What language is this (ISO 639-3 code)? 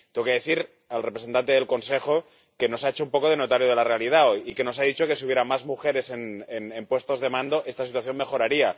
spa